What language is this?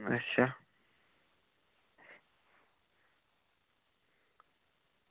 Dogri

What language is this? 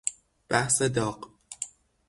Persian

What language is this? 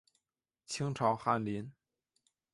Chinese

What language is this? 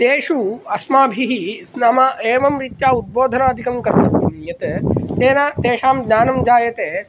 Sanskrit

